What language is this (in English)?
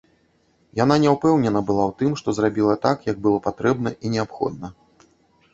Belarusian